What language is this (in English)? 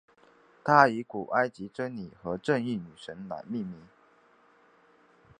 Chinese